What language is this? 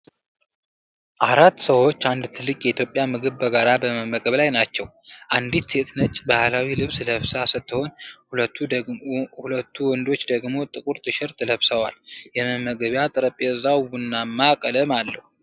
Amharic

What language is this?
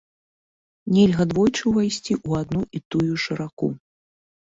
Belarusian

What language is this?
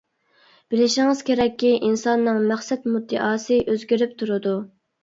Uyghur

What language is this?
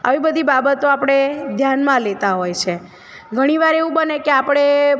Gujarati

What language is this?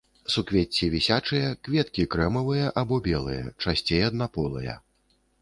Belarusian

